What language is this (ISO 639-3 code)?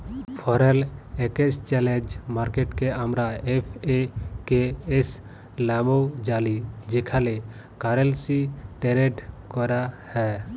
ben